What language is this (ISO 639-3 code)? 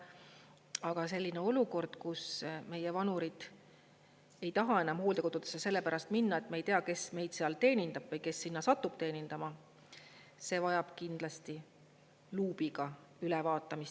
est